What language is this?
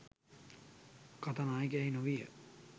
Sinhala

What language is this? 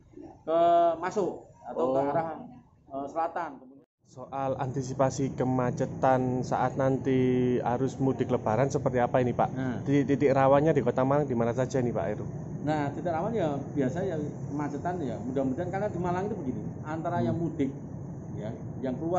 Indonesian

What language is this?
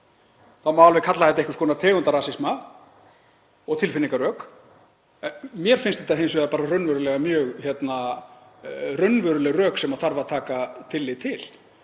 Icelandic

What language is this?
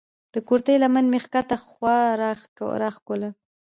Pashto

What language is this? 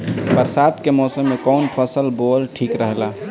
Bhojpuri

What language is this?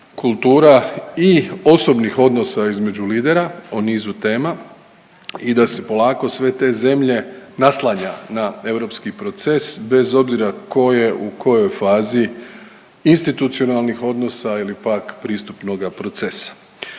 Croatian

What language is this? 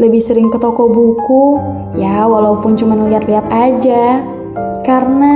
Indonesian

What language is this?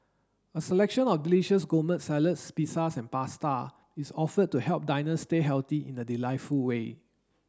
English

